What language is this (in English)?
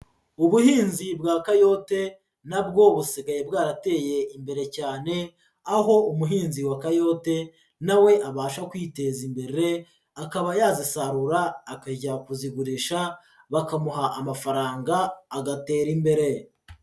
Kinyarwanda